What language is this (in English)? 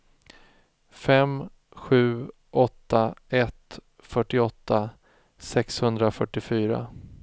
Swedish